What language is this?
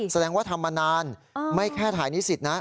Thai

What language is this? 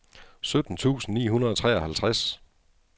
Danish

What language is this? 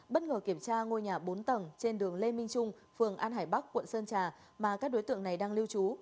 Vietnamese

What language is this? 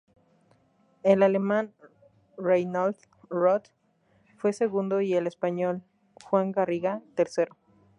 Spanish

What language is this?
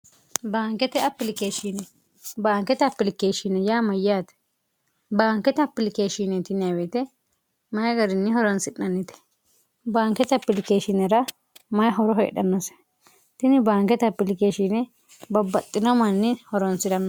Sidamo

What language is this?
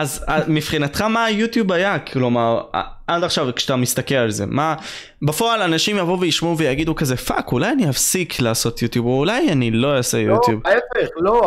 Hebrew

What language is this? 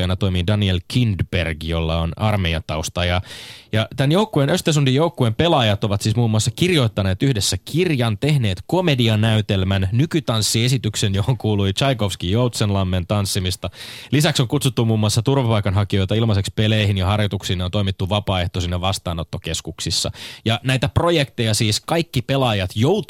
Finnish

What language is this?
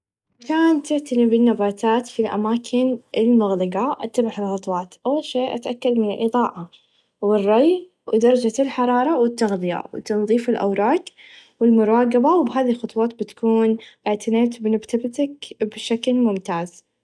Najdi Arabic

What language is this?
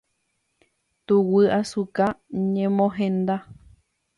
Guarani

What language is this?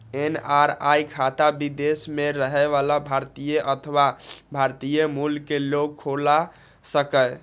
Maithili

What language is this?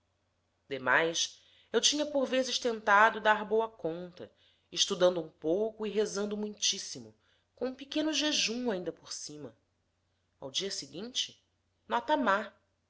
Portuguese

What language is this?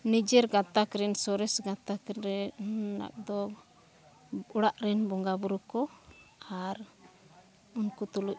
Santali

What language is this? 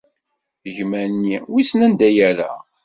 Kabyle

